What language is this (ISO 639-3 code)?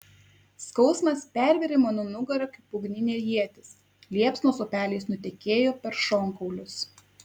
lit